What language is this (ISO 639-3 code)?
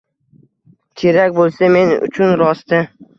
uzb